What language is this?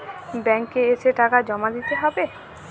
Bangla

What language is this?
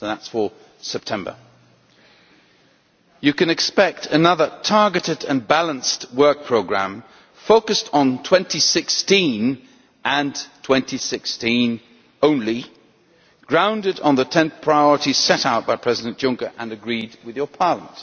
English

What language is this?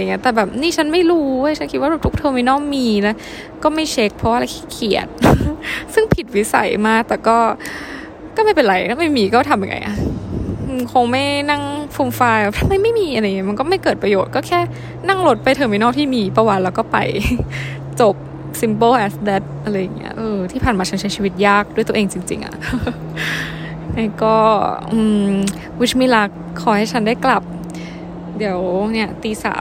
Thai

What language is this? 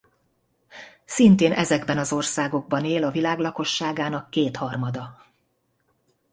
Hungarian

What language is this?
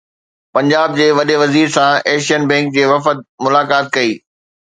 Sindhi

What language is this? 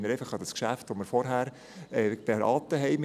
Swiss German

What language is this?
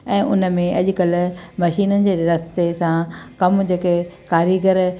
Sindhi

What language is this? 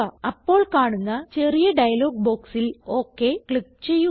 Malayalam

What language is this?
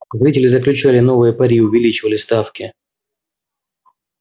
Russian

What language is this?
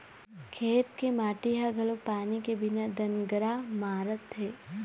Chhattisgarhi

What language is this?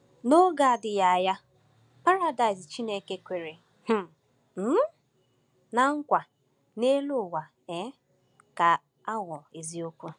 Igbo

